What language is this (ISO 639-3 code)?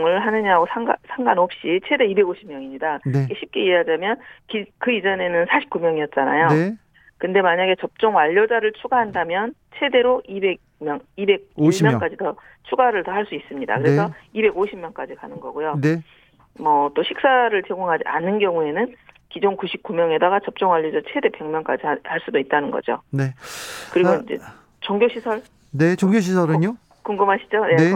kor